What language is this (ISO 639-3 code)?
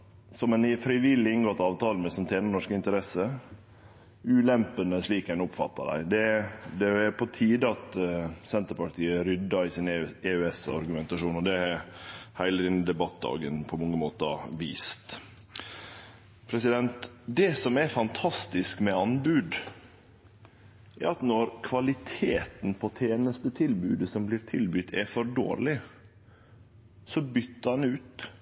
nno